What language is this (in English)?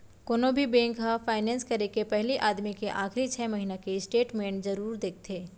Chhattisgarhi